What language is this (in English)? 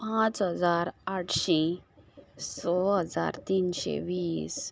Konkani